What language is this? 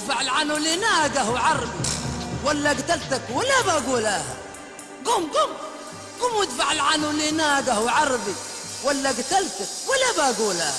Arabic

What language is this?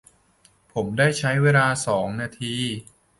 Thai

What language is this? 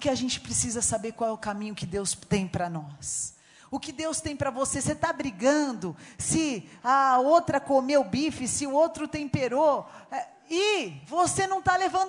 Portuguese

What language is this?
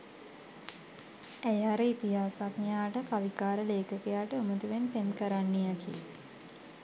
Sinhala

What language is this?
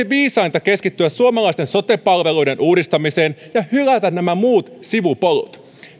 Finnish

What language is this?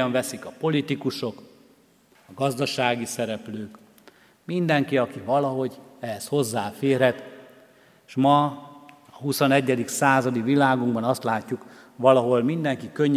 Hungarian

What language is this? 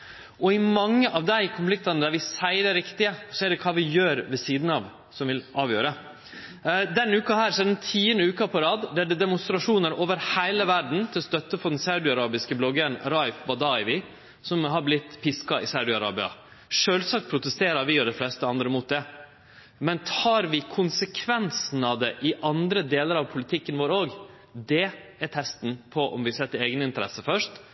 Norwegian Nynorsk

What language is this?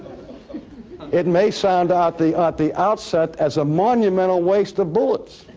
English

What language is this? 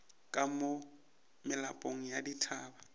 Northern Sotho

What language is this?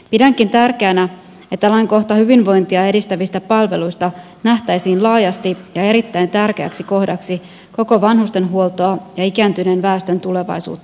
Finnish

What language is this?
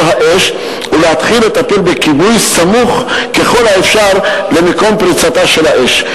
Hebrew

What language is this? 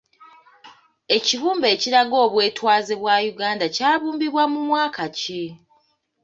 Ganda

